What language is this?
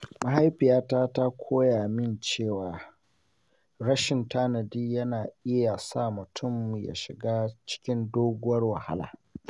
Hausa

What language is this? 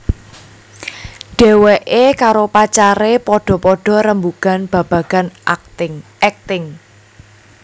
Javanese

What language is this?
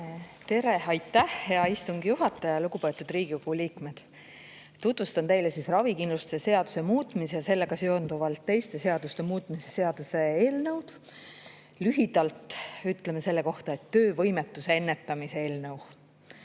Estonian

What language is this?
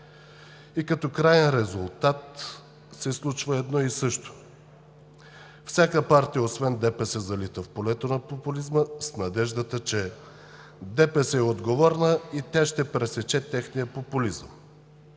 Bulgarian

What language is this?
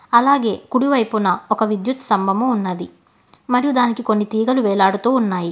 Telugu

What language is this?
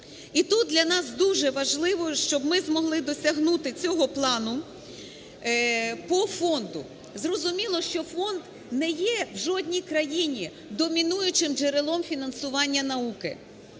Ukrainian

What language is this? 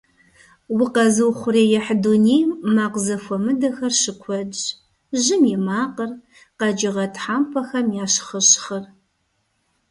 Kabardian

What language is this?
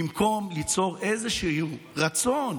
Hebrew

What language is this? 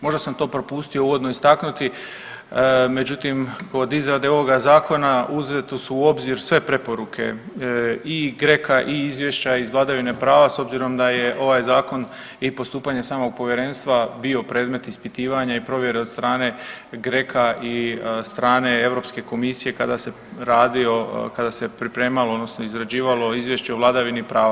Croatian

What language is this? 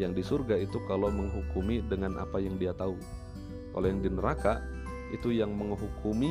Indonesian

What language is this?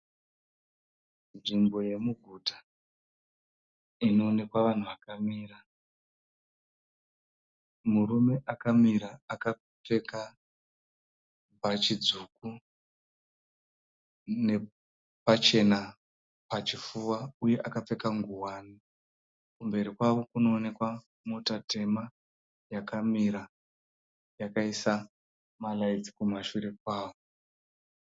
Shona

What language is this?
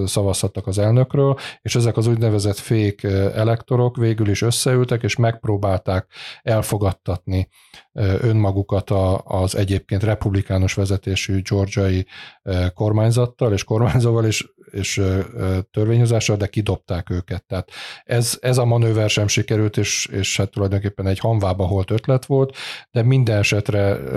Hungarian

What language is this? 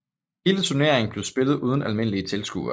Danish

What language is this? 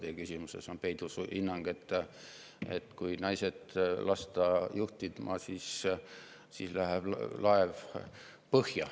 Estonian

